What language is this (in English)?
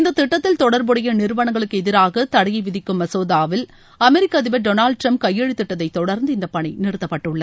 Tamil